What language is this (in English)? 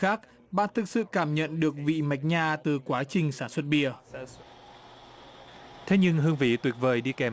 Vietnamese